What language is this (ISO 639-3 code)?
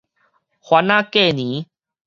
nan